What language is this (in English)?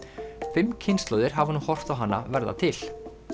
Icelandic